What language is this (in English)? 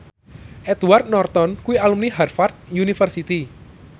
Javanese